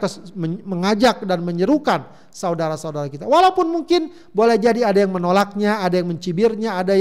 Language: Indonesian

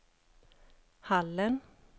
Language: Swedish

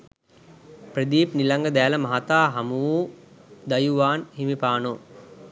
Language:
Sinhala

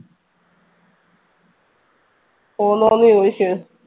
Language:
Malayalam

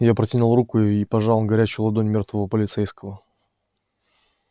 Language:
Russian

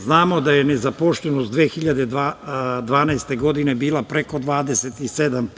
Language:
Serbian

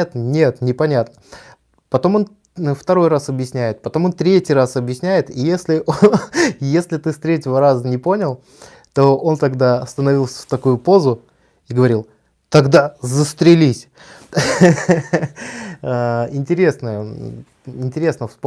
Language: Russian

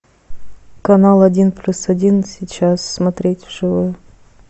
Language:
Russian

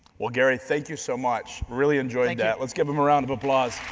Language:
English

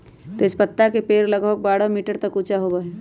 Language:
Magahi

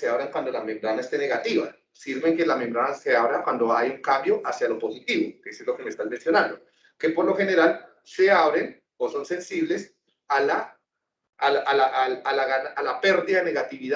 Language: Spanish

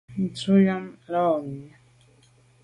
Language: Medumba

